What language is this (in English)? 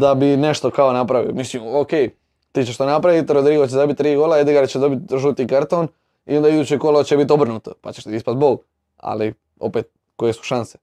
Croatian